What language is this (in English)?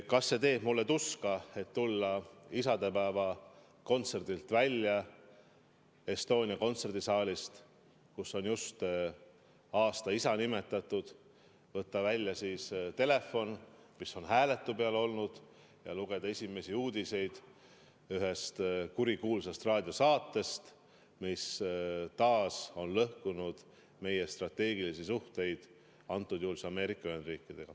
Estonian